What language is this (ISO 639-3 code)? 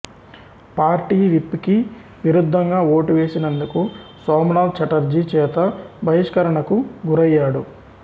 tel